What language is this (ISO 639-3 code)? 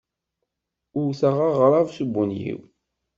kab